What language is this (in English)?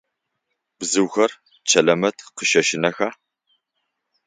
Adyghe